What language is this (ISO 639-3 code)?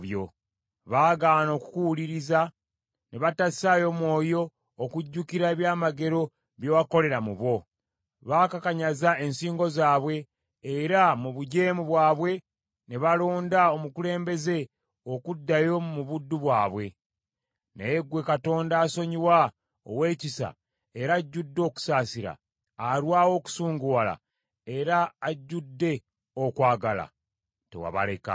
lug